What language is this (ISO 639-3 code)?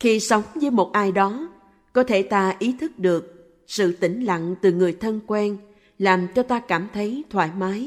vie